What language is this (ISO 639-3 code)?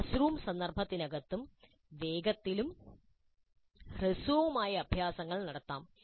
mal